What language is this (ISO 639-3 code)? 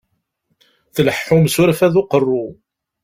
kab